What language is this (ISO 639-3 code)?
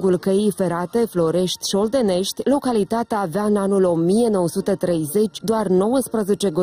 ron